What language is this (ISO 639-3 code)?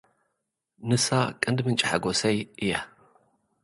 tir